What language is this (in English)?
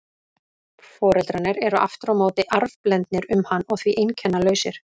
Icelandic